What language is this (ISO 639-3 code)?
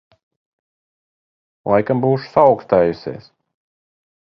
lav